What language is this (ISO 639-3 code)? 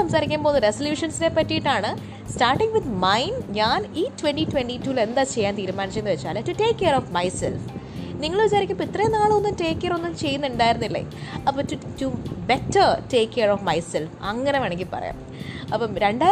mal